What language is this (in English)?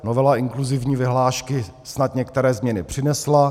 Czech